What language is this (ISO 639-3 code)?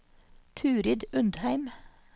nor